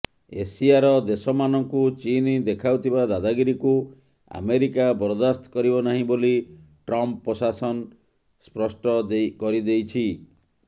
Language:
Odia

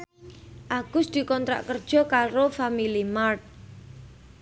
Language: Javanese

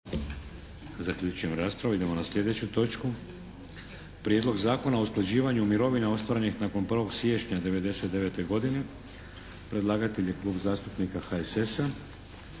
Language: Croatian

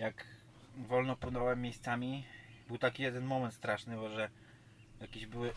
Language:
Polish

